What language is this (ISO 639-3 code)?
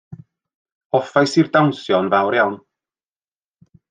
cym